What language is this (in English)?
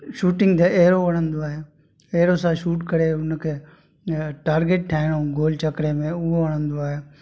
Sindhi